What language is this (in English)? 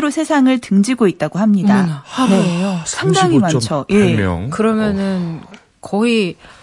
Korean